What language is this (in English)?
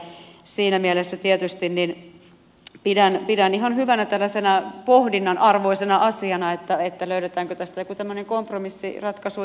Finnish